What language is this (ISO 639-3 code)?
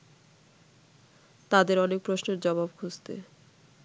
ben